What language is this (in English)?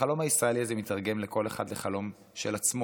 Hebrew